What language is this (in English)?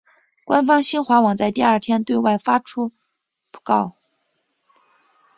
Chinese